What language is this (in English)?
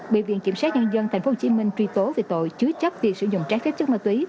Vietnamese